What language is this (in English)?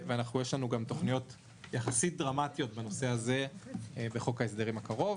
Hebrew